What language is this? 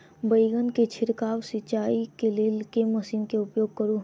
Maithili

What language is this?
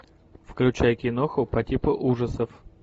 Russian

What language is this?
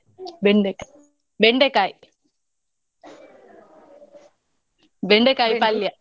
Kannada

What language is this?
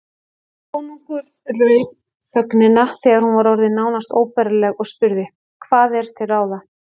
Icelandic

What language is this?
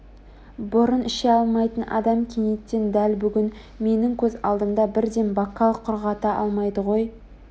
Kazakh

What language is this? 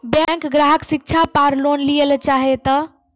Maithili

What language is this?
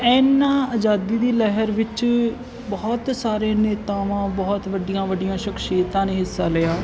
Punjabi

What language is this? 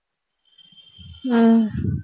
Tamil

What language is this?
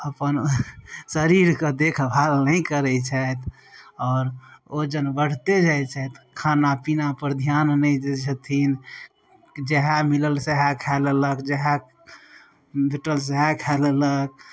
Maithili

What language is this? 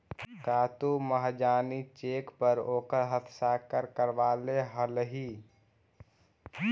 Magahi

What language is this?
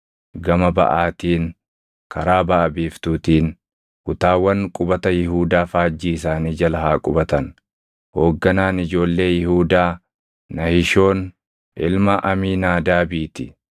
Oromo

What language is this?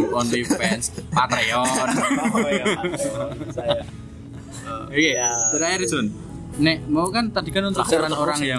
Indonesian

